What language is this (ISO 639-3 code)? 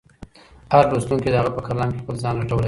pus